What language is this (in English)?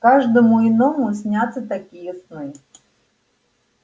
Russian